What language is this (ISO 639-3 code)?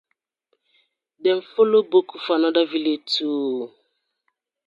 pcm